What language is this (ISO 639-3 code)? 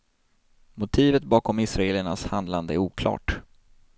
swe